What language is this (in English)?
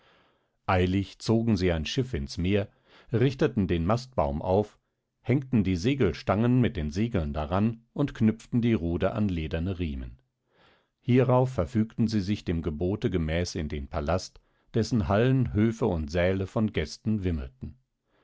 German